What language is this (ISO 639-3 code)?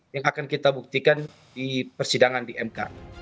ind